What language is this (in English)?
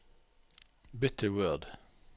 Norwegian